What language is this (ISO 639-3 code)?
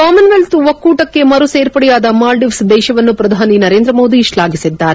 kan